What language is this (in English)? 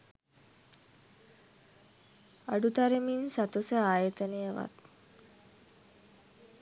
Sinhala